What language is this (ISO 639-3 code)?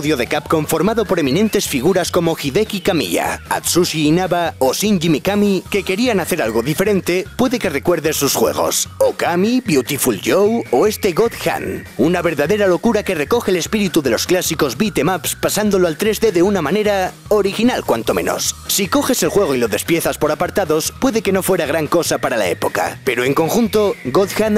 spa